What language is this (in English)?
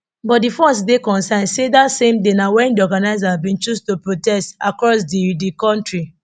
Nigerian Pidgin